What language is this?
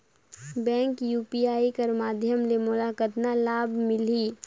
Chhattisgarhi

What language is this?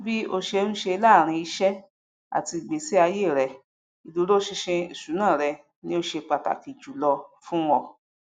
Yoruba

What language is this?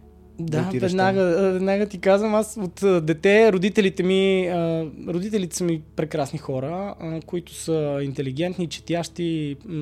Bulgarian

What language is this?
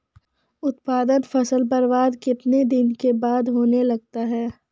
Maithili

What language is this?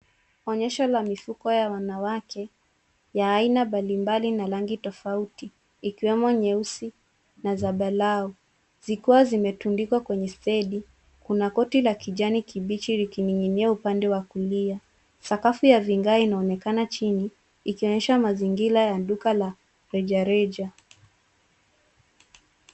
Swahili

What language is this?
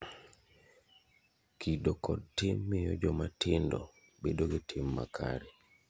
Luo (Kenya and Tanzania)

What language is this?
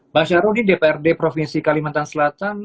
Indonesian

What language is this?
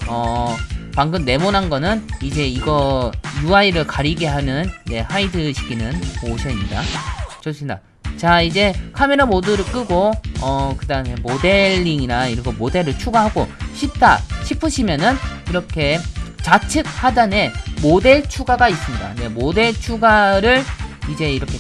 Korean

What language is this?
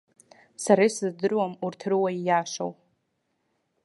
Abkhazian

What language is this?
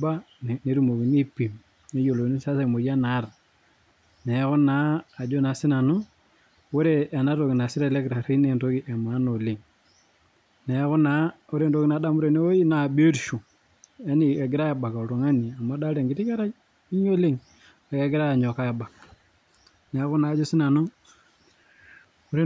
Masai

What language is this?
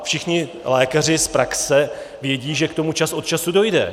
Czech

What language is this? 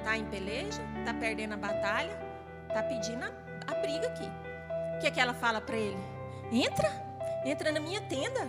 Portuguese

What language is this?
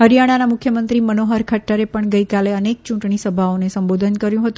Gujarati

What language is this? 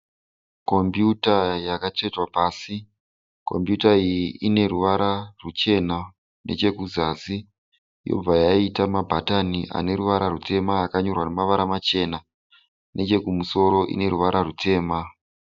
Shona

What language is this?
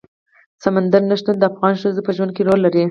Pashto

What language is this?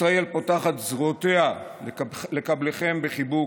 Hebrew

